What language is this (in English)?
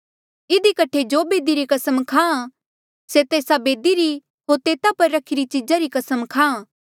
Mandeali